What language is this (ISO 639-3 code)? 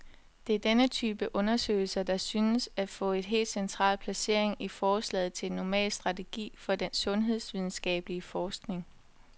dan